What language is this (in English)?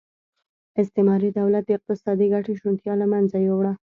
Pashto